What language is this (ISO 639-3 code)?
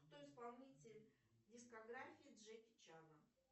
rus